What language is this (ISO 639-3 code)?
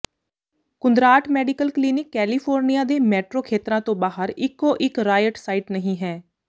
pan